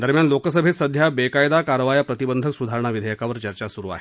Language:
Marathi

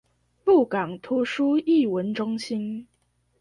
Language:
Chinese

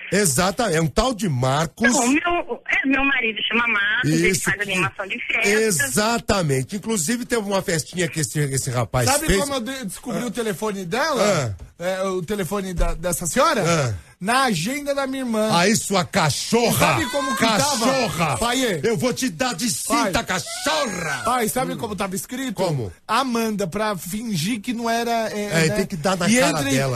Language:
Portuguese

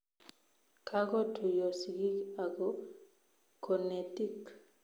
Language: Kalenjin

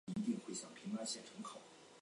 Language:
Chinese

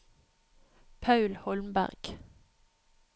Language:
Norwegian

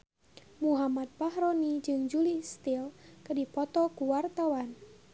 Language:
Sundanese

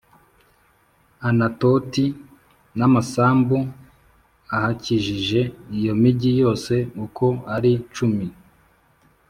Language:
Kinyarwanda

